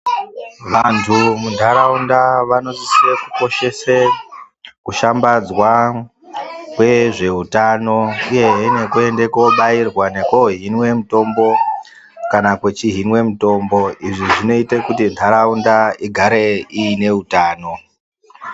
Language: Ndau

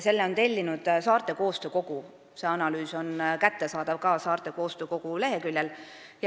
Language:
Estonian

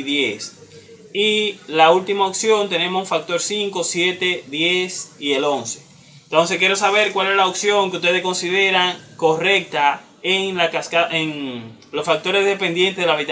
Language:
Spanish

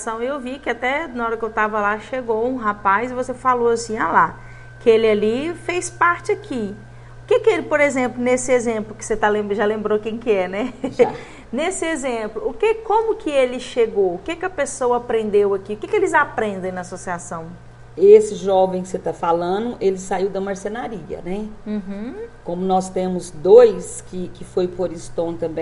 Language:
Portuguese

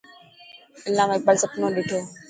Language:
Dhatki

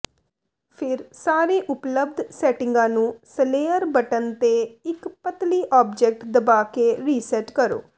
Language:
Punjabi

